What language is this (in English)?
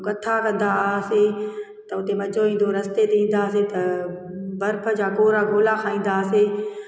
Sindhi